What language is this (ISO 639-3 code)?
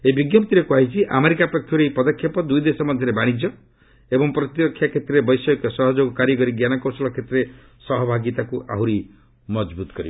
ori